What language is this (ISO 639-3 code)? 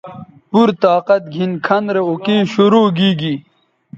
btv